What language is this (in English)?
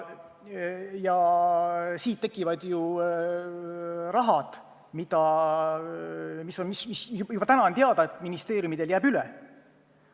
Estonian